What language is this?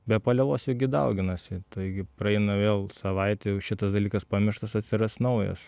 Lithuanian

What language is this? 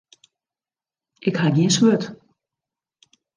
Western Frisian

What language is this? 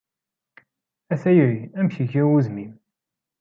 Kabyle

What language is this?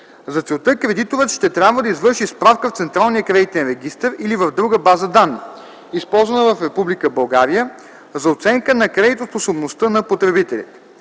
Bulgarian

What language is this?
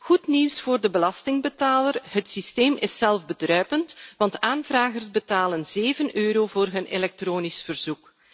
Dutch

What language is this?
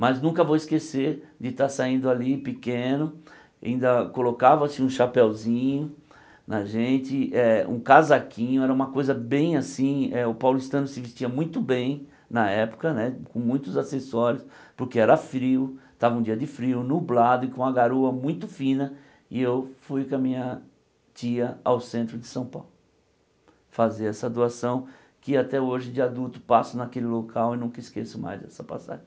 Portuguese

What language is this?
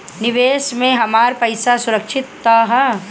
Bhojpuri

